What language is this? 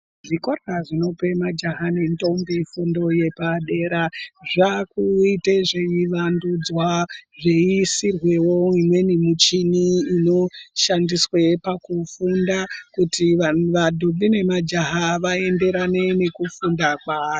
Ndau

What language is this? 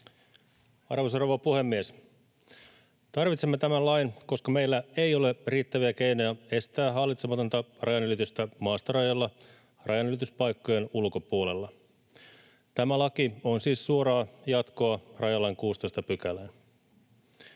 Finnish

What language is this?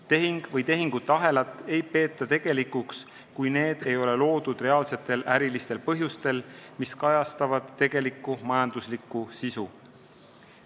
Estonian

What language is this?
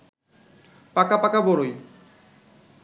Bangla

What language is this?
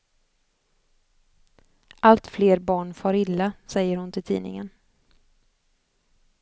Swedish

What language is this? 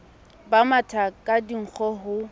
Southern Sotho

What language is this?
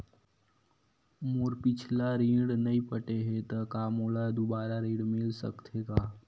Chhattisgarhi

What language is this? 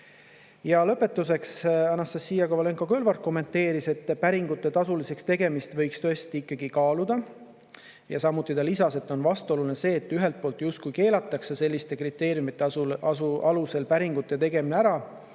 Estonian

